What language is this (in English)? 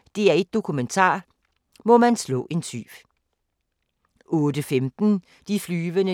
Danish